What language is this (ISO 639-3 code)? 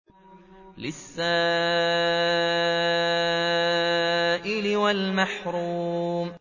ara